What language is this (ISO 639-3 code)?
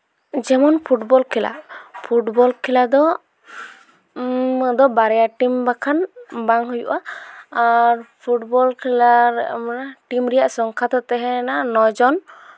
sat